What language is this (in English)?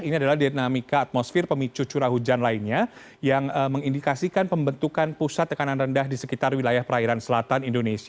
Indonesian